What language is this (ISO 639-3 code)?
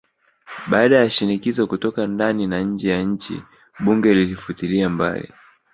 swa